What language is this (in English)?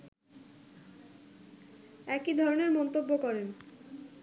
Bangla